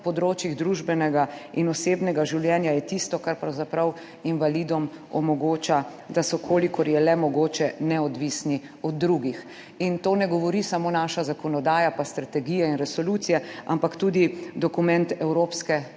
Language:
Slovenian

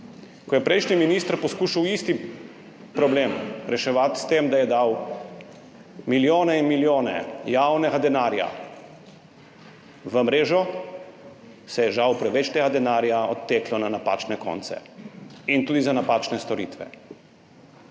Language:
Slovenian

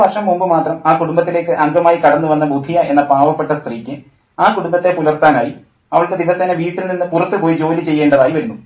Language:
Malayalam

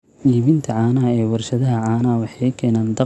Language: Somali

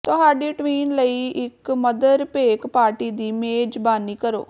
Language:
Punjabi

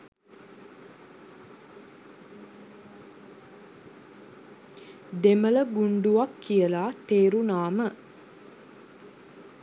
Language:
Sinhala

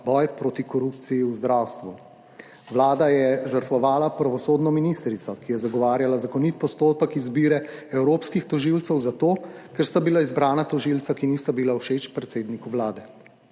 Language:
Slovenian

